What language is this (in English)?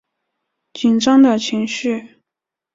Chinese